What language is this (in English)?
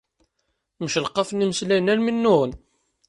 Kabyle